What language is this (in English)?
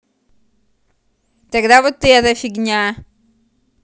Russian